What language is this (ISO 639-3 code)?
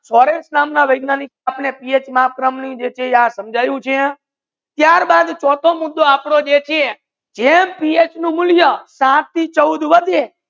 guj